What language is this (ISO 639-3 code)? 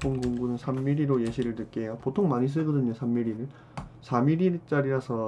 kor